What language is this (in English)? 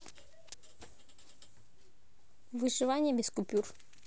Russian